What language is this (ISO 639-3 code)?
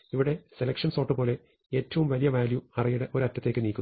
mal